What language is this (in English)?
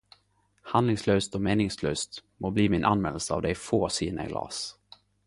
Norwegian Nynorsk